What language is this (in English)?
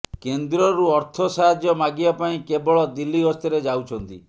Odia